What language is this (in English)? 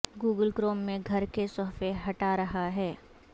Urdu